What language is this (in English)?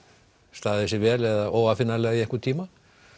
Icelandic